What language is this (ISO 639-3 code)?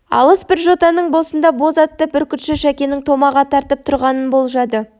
kaz